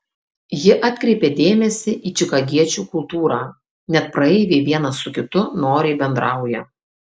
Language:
Lithuanian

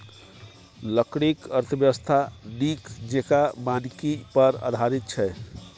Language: Maithili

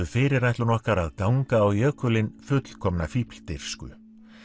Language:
Icelandic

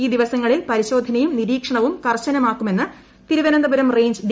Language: Malayalam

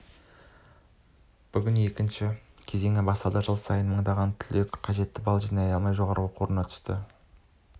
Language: Kazakh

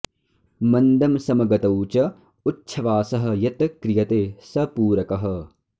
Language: Sanskrit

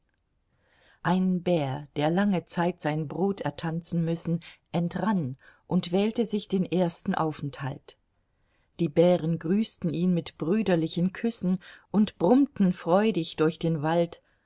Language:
German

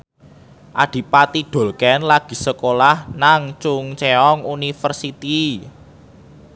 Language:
Javanese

